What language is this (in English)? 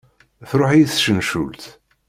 Kabyle